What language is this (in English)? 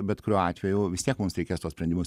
Lithuanian